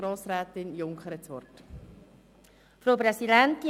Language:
Swiss German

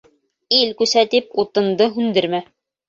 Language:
Bashkir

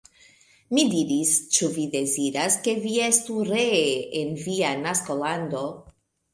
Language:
Esperanto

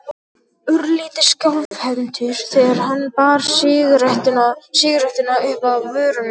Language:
Icelandic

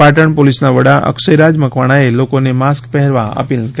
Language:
Gujarati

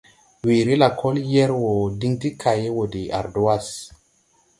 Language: Tupuri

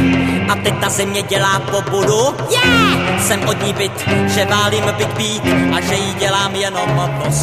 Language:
Czech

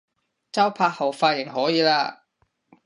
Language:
Cantonese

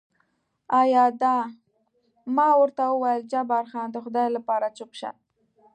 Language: Pashto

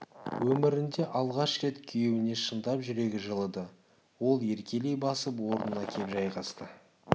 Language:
Kazakh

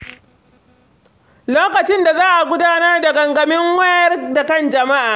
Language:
Hausa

